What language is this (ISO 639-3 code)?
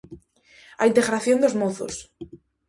glg